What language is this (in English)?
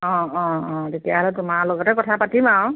Assamese